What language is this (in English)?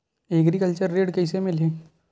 Chhattisgarhi